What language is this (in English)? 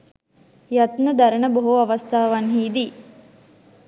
Sinhala